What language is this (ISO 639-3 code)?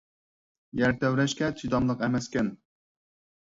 uig